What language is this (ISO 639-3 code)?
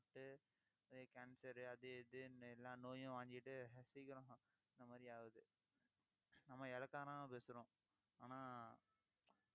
tam